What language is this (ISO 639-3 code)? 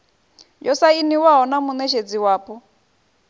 ven